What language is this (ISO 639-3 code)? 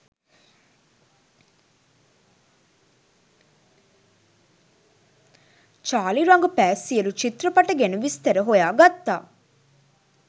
sin